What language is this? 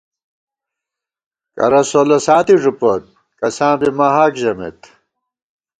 Gawar-Bati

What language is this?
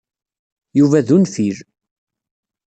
Kabyle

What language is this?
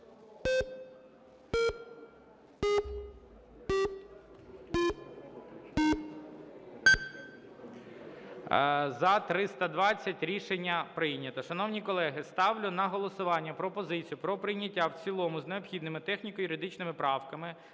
Ukrainian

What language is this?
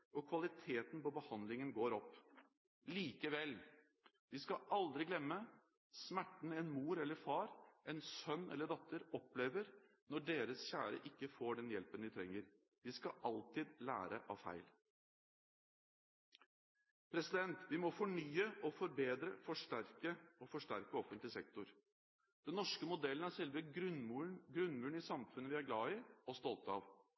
Norwegian Bokmål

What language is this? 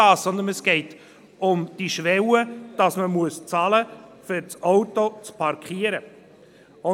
Swiss German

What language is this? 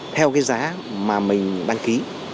Vietnamese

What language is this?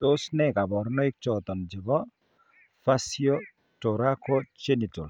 Kalenjin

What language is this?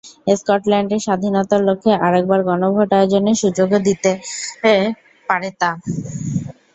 Bangla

